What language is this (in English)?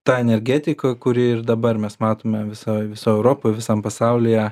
Lithuanian